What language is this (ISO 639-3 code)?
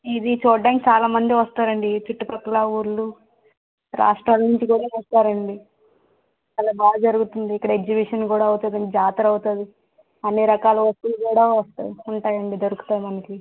tel